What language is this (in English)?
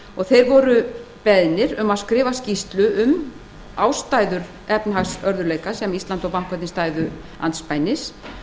Icelandic